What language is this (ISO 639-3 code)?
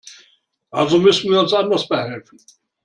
deu